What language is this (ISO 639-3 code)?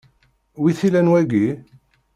kab